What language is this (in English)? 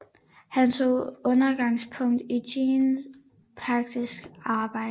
Danish